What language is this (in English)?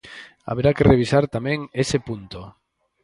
Galician